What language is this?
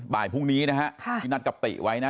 Thai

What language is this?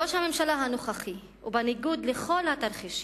Hebrew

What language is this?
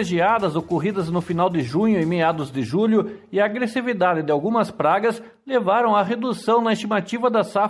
Portuguese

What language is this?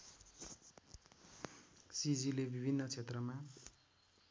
Nepali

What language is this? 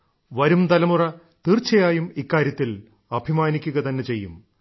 Malayalam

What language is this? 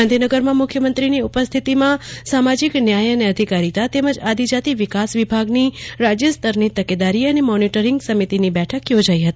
Gujarati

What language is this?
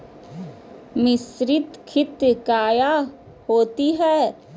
Magahi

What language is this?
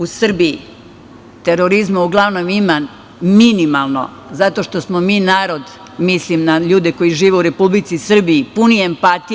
Serbian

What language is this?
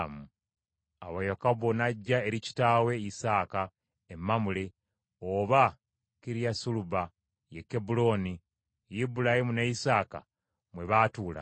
Ganda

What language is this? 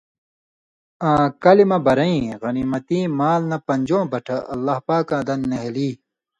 Indus Kohistani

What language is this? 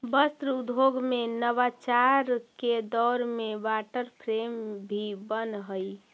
Magahi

